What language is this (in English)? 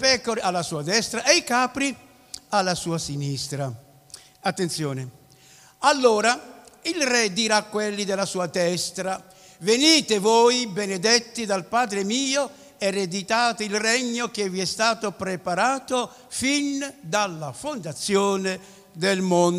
Italian